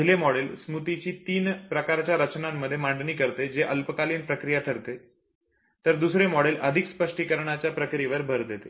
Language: Marathi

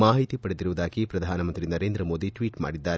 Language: Kannada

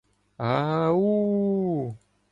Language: Ukrainian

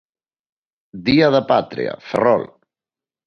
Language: Galician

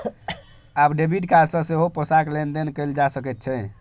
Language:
Maithili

